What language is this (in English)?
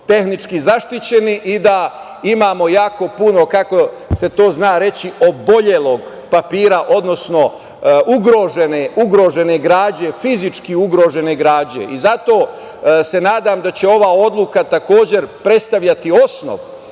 Serbian